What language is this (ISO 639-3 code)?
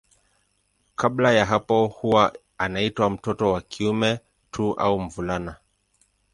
swa